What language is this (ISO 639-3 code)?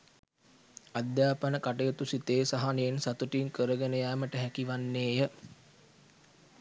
sin